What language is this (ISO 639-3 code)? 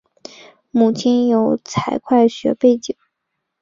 zho